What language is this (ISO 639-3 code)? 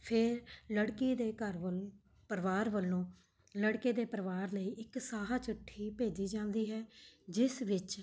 pan